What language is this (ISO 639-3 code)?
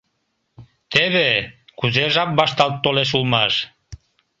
chm